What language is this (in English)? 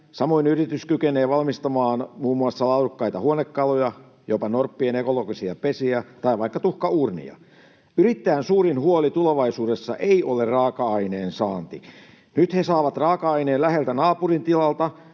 Finnish